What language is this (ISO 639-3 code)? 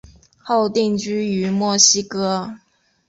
zho